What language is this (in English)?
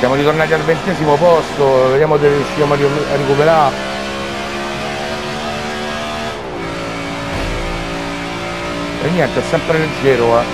Italian